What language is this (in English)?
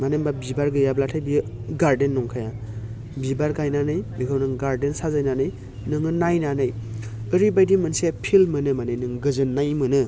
Bodo